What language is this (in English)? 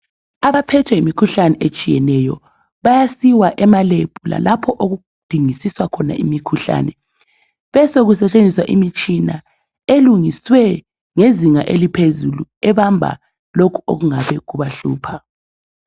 North Ndebele